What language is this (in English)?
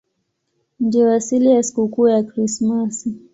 Swahili